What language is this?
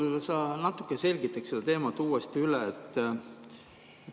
Estonian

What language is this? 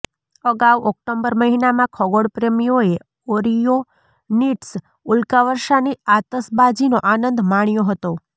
Gujarati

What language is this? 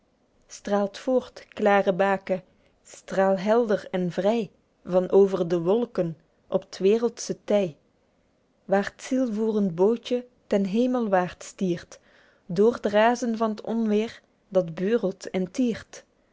Dutch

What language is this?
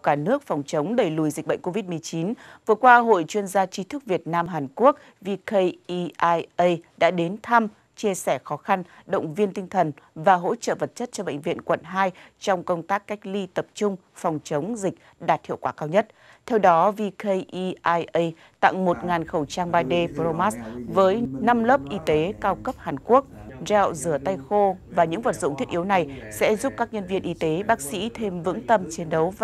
Vietnamese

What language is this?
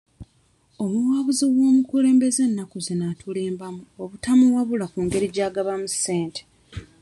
Ganda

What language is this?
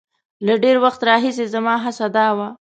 Pashto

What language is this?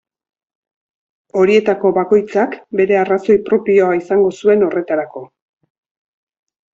Basque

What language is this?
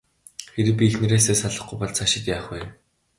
Mongolian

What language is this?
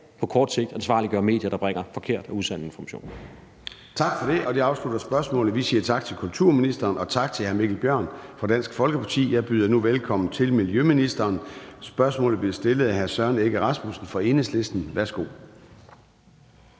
Danish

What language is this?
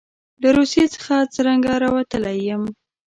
Pashto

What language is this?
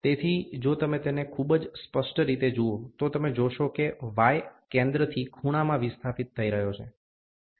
Gujarati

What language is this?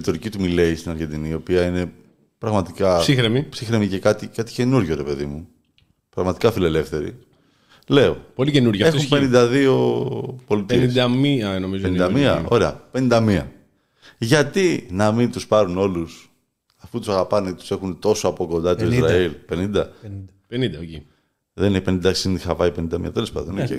Greek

